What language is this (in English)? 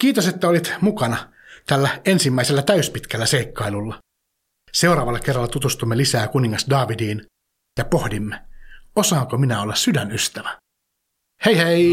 Finnish